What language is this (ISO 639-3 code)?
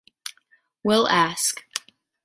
eng